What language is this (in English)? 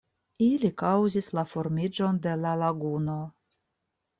Esperanto